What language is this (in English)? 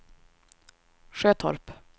Swedish